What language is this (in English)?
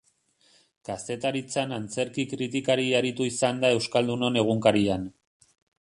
Basque